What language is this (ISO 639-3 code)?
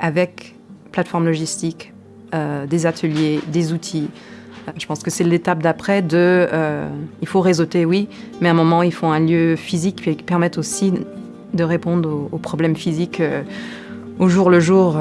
fra